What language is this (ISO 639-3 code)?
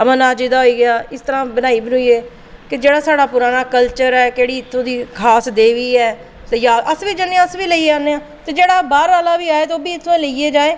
doi